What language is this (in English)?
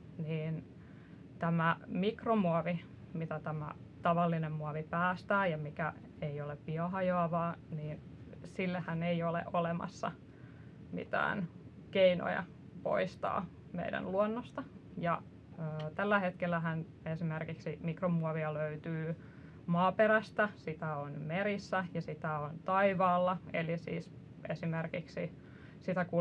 Finnish